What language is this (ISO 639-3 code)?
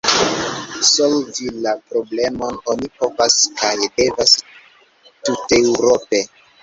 epo